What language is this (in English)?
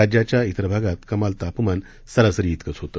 Marathi